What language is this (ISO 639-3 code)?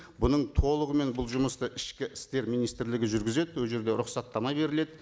kaz